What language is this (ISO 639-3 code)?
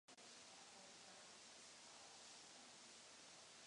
ces